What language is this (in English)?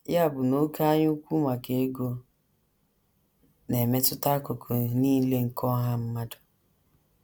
Igbo